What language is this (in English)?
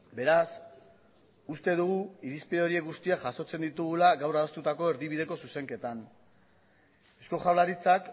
Basque